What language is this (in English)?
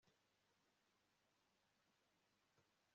Kinyarwanda